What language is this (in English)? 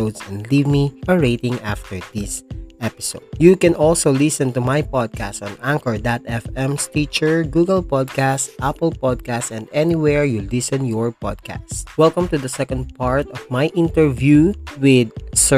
Filipino